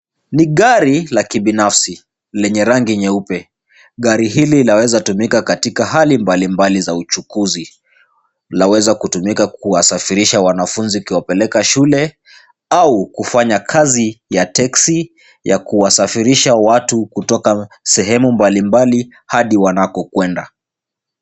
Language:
Swahili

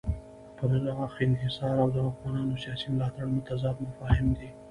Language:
Pashto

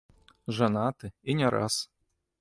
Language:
Belarusian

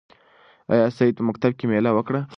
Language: Pashto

